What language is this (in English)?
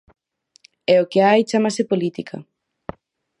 Galician